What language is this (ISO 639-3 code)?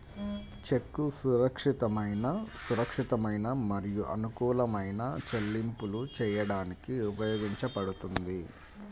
tel